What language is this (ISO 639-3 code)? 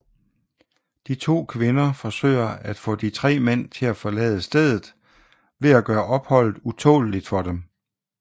dan